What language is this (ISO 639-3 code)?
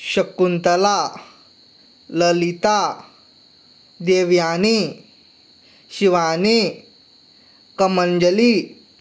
kok